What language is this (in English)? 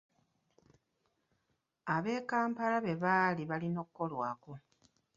Ganda